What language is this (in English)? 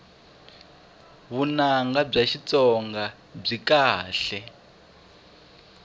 Tsonga